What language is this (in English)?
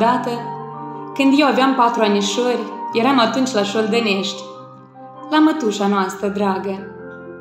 Romanian